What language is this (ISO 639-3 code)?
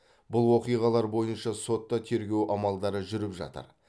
kaz